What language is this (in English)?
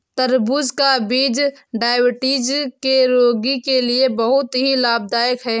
Hindi